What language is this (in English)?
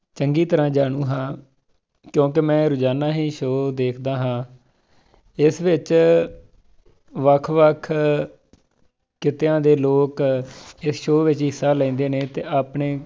Punjabi